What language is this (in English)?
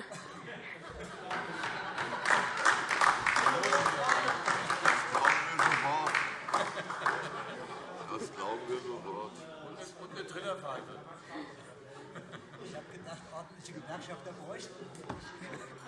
German